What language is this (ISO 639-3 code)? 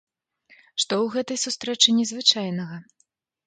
bel